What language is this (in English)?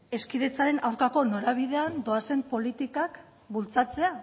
Basque